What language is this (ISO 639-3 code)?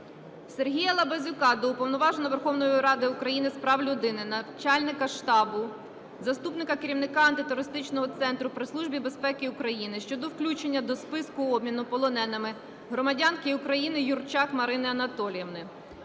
ukr